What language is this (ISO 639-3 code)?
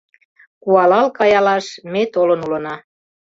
chm